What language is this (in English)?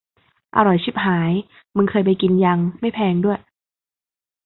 Thai